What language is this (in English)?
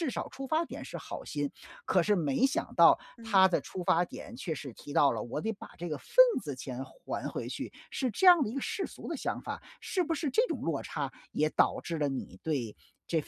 Chinese